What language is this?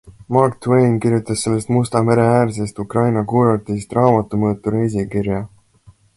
Estonian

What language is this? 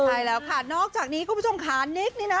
Thai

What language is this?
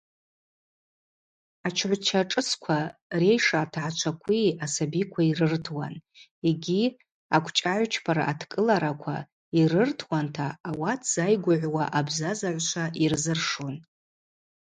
Abaza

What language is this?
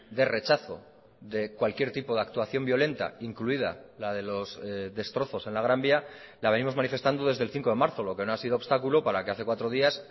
Spanish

